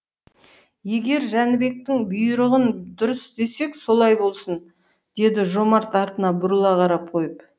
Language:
Kazakh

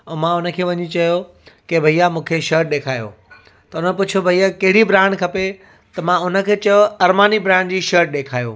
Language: Sindhi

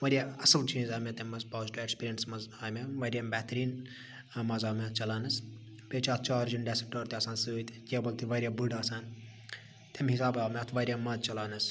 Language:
Kashmiri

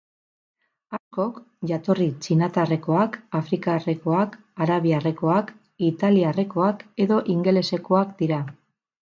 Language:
Basque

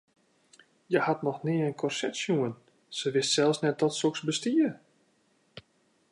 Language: Western Frisian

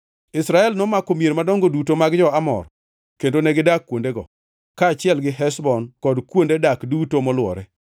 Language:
Luo (Kenya and Tanzania)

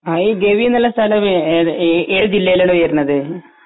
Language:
Malayalam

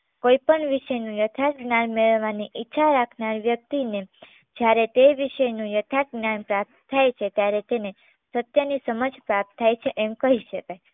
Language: Gujarati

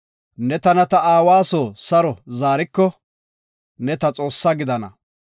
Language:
Gofa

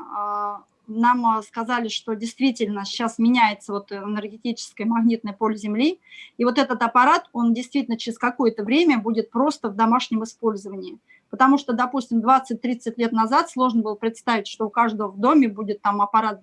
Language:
Russian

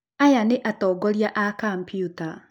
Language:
Kikuyu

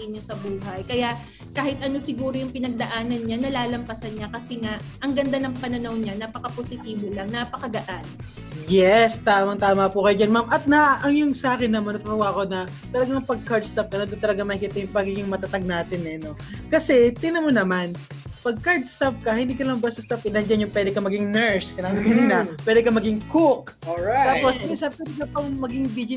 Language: Filipino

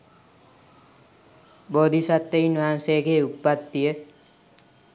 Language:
Sinhala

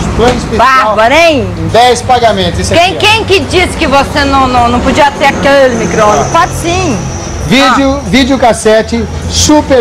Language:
Portuguese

